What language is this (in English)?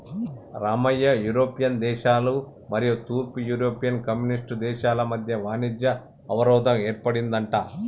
Telugu